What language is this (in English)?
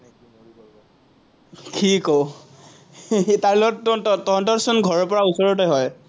Assamese